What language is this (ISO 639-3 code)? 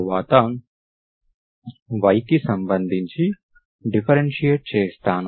tel